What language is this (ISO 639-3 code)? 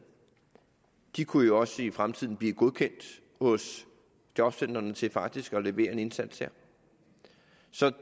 dan